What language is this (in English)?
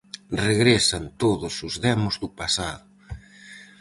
Galician